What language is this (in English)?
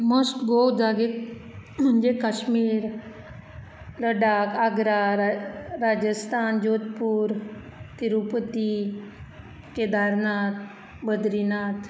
Konkani